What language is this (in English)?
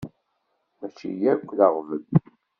Kabyle